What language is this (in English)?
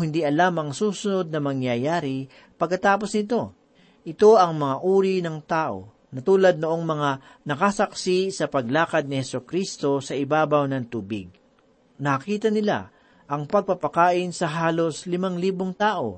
Filipino